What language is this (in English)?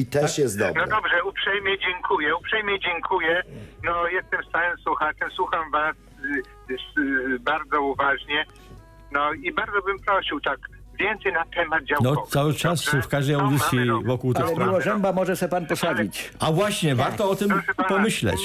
Polish